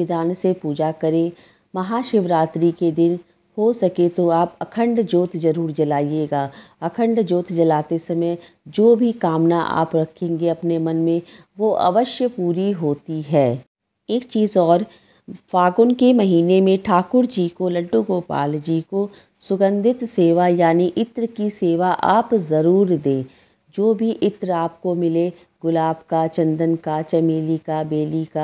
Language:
Hindi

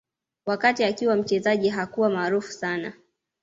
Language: Swahili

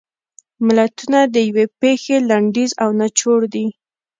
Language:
Pashto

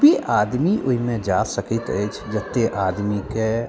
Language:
Maithili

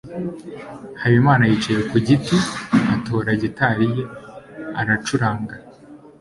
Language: Kinyarwanda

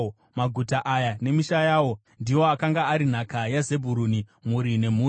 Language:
Shona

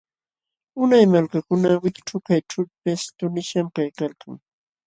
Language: Jauja Wanca Quechua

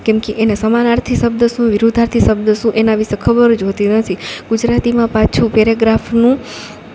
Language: Gujarati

